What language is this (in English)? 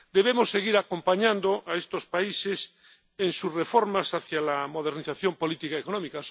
Spanish